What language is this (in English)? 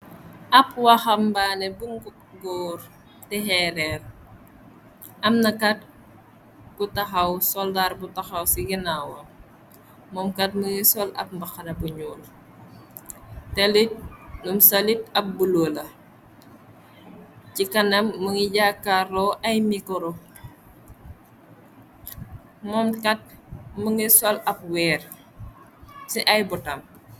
Wolof